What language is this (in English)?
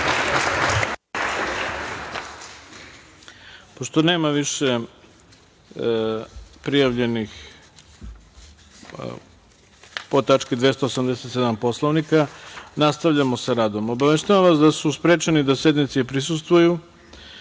Serbian